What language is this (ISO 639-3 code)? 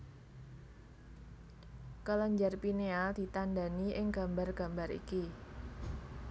jav